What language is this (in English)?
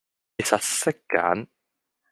Cantonese